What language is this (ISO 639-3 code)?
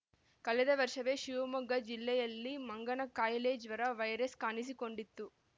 kan